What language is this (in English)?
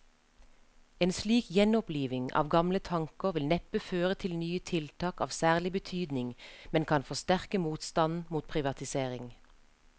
Norwegian